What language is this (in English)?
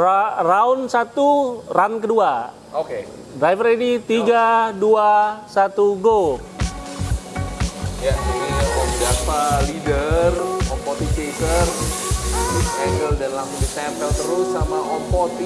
Indonesian